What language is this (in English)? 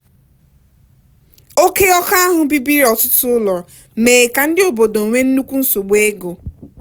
Igbo